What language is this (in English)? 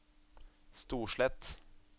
Norwegian